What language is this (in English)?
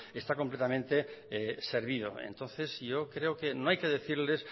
Spanish